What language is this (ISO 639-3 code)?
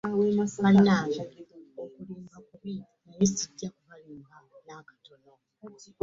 lug